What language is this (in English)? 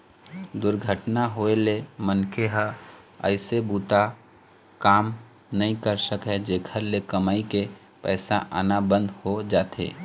Chhattisgarhi